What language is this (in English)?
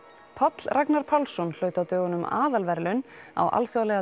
Icelandic